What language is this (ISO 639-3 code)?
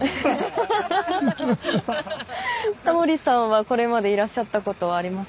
jpn